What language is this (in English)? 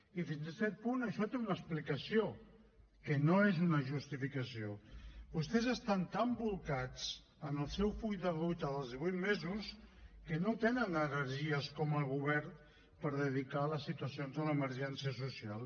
Catalan